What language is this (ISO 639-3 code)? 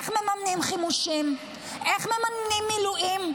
heb